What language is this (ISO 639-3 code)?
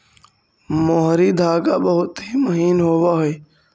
mag